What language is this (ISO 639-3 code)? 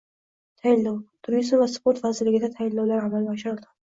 uzb